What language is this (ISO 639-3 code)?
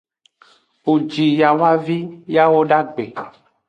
ajg